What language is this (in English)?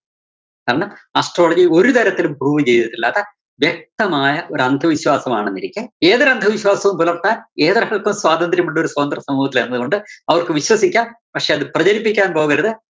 Malayalam